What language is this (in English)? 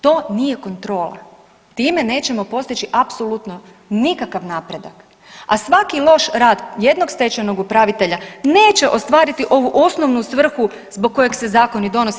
Croatian